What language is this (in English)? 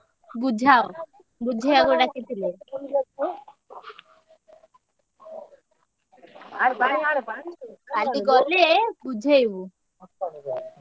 Odia